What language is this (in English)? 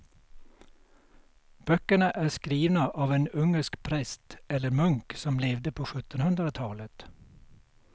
Swedish